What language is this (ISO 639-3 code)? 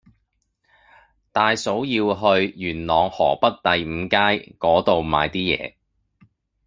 yue